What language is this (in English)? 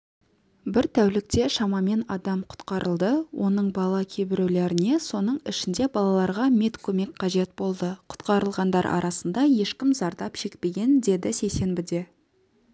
Kazakh